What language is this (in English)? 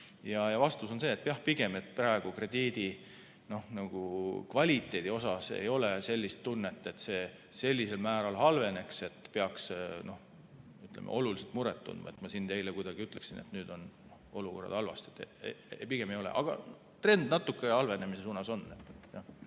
Estonian